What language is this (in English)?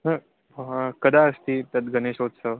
Sanskrit